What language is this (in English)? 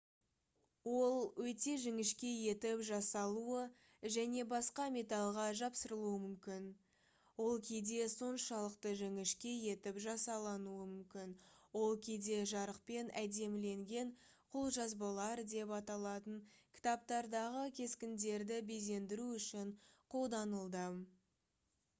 Kazakh